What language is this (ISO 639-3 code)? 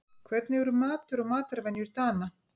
isl